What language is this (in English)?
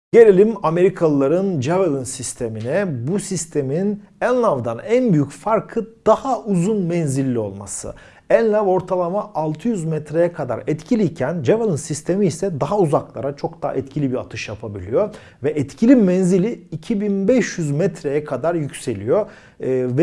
Turkish